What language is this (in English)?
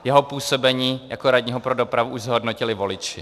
Czech